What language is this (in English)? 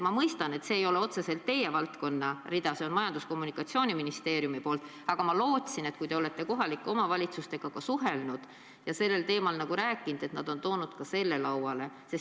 Estonian